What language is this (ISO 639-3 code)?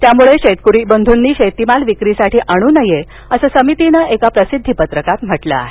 mar